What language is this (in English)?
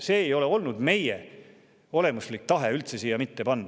Estonian